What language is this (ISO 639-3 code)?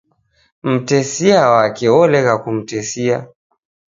dav